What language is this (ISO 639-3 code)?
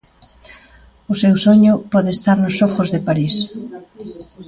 glg